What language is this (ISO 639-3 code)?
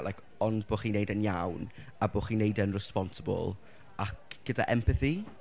cym